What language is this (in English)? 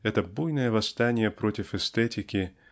Russian